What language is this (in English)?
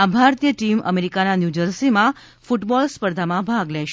Gujarati